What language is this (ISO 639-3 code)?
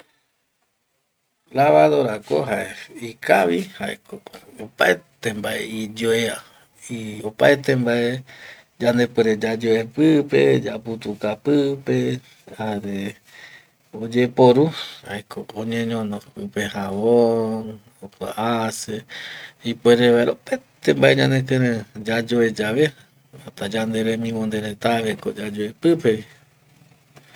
gui